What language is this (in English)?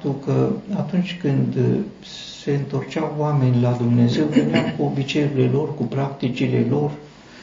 Romanian